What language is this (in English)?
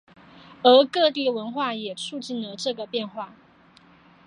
Chinese